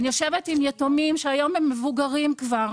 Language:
Hebrew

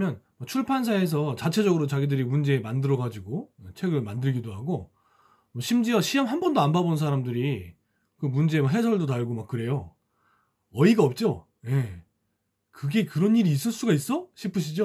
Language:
Korean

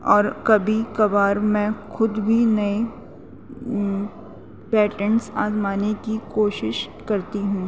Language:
Urdu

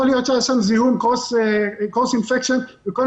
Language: Hebrew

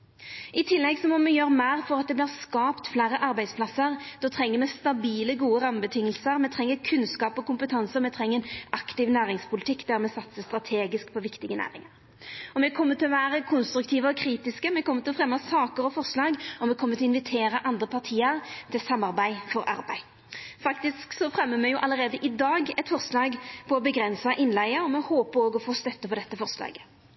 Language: Norwegian Nynorsk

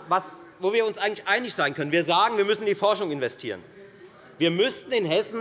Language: German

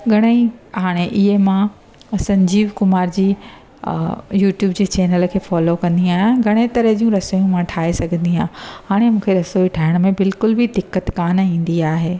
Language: Sindhi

